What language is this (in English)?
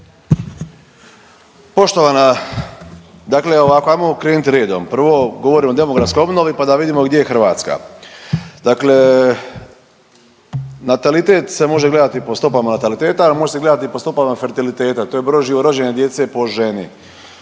Croatian